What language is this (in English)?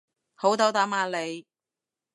Cantonese